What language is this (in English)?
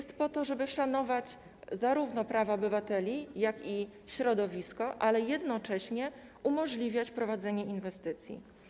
Polish